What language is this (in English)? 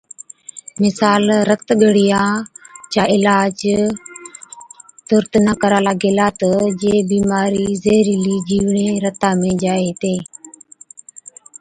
Od